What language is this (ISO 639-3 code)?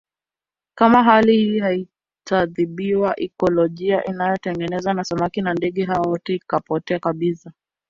swa